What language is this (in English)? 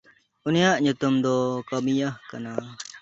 Santali